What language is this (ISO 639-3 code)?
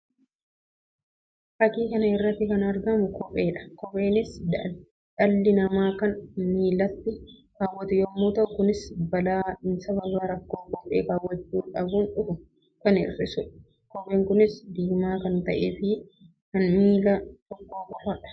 orm